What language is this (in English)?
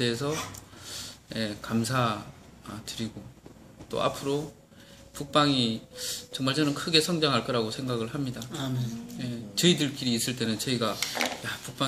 Korean